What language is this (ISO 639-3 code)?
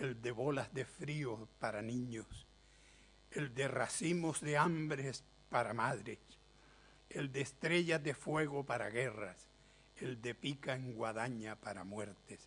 spa